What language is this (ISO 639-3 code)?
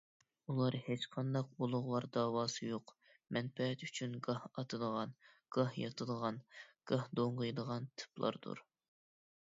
uig